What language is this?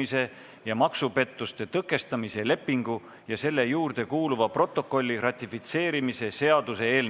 Estonian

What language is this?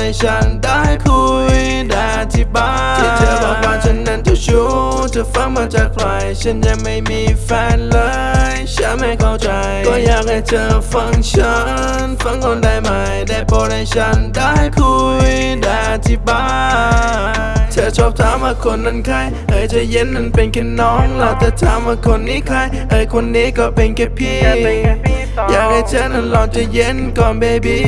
Korean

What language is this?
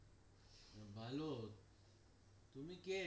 Bangla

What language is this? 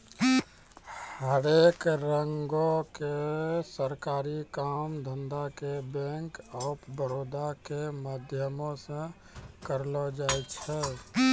Maithili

